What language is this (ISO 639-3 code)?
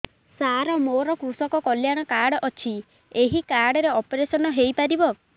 ori